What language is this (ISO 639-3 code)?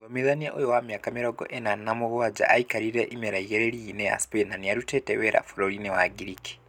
kik